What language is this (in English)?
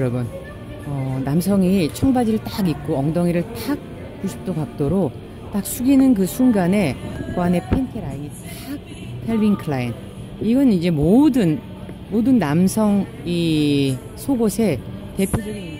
Korean